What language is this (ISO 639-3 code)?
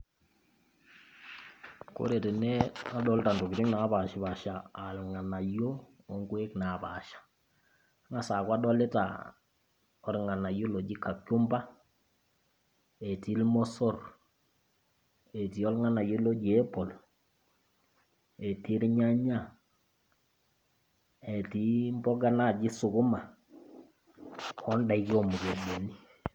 mas